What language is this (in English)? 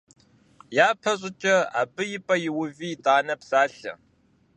Kabardian